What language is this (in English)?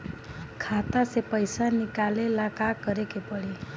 Bhojpuri